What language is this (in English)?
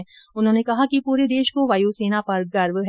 Hindi